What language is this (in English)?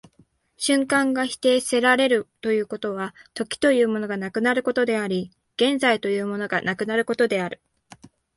Japanese